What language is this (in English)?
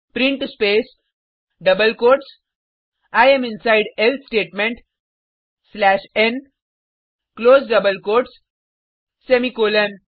Hindi